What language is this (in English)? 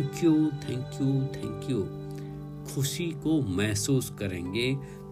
Hindi